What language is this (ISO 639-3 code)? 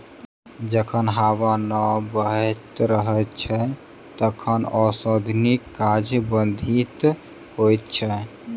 mai